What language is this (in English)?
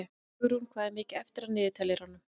Icelandic